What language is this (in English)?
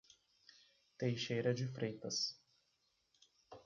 Portuguese